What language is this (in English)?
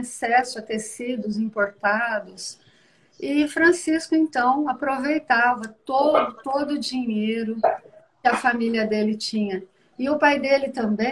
Portuguese